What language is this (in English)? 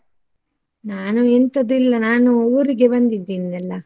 Kannada